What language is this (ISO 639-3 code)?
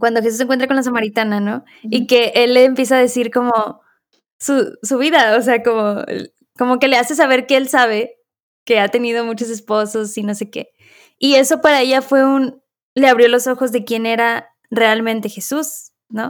spa